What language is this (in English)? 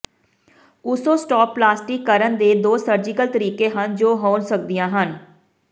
Punjabi